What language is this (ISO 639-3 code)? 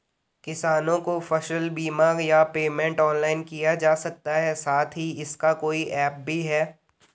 hin